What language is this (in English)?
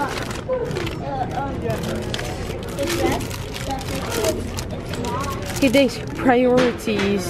Dutch